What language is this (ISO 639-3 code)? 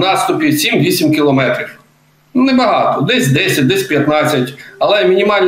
ukr